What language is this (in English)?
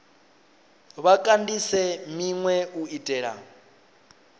Venda